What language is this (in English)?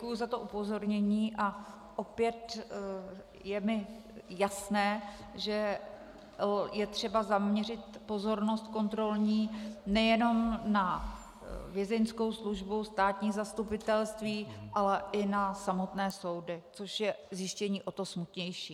Czech